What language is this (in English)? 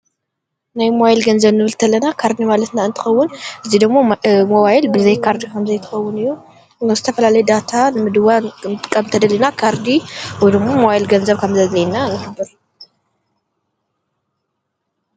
Tigrinya